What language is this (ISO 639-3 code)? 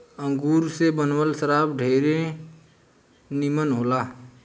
bho